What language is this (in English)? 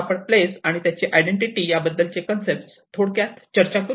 Marathi